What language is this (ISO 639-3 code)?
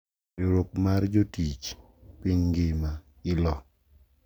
luo